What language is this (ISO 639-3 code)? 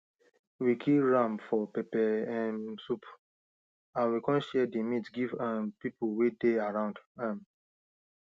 pcm